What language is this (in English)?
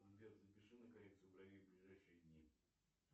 Russian